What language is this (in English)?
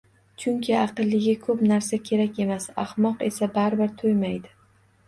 Uzbek